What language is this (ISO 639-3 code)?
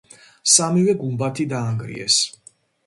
kat